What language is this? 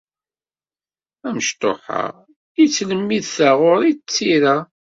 Kabyle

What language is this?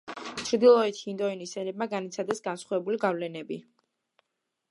Georgian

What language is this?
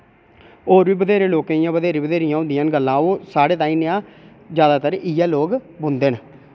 Dogri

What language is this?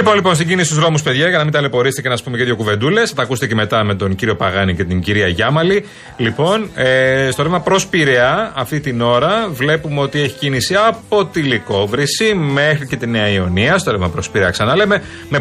Greek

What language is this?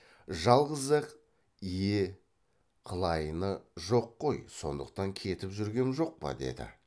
Kazakh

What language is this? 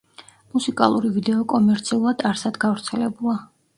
Georgian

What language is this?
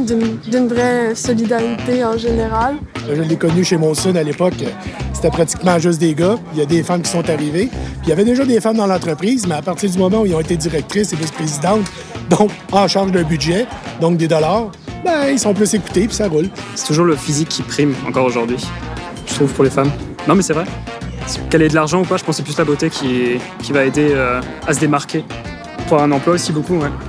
French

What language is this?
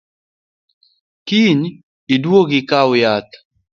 Luo (Kenya and Tanzania)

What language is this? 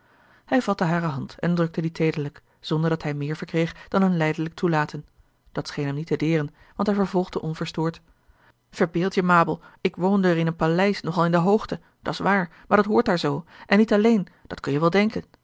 Dutch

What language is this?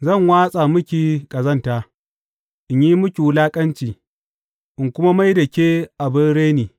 Hausa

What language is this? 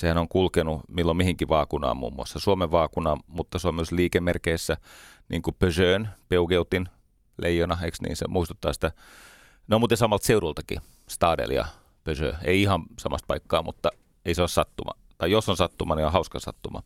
Finnish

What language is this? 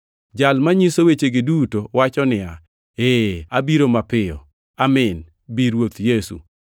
Luo (Kenya and Tanzania)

